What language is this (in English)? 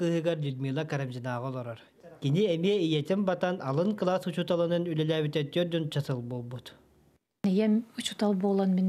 Turkish